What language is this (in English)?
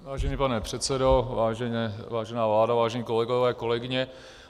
Czech